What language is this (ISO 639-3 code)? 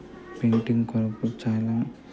tel